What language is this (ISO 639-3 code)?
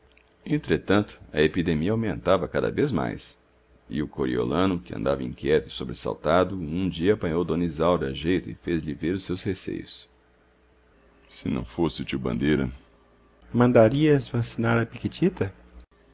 por